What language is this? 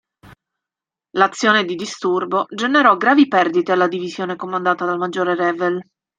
Italian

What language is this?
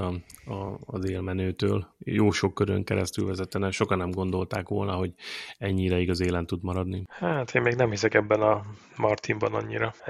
Hungarian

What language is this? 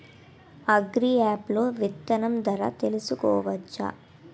Telugu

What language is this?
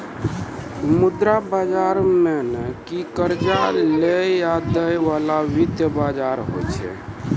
Maithili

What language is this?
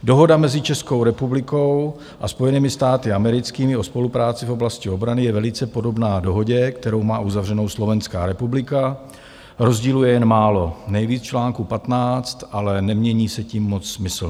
Czech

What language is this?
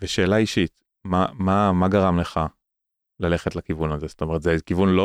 Hebrew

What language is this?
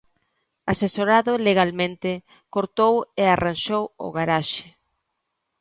Galician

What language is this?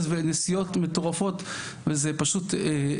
Hebrew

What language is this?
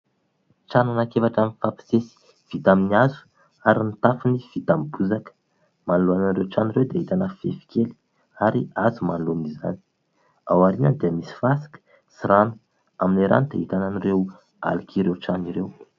Malagasy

